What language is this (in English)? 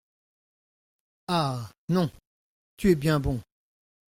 French